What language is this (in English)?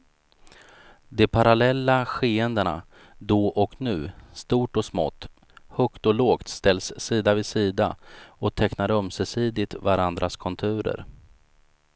Swedish